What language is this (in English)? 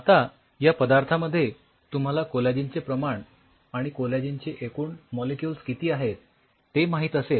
Marathi